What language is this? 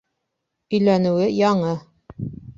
Bashkir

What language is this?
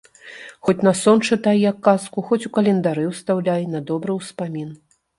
Belarusian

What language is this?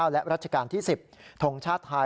Thai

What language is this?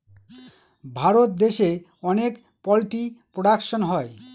Bangla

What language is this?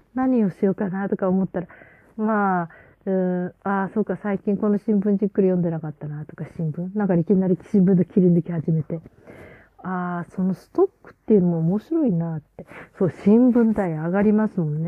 Japanese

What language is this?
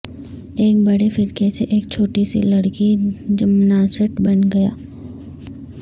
Urdu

